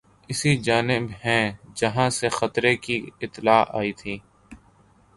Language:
Urdu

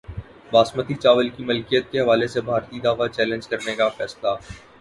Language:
Urdu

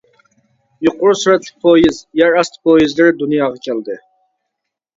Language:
Uyghur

